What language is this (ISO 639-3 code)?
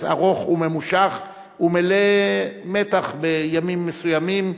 heb